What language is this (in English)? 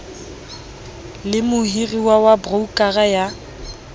Southern Sotho